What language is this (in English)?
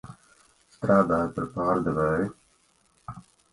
Latvian